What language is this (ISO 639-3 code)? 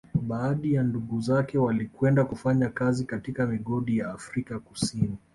swa